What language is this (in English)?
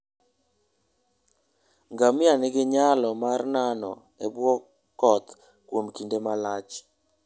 Luo (Kenya and Tanzania)